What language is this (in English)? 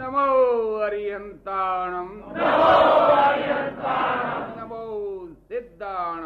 Gujarati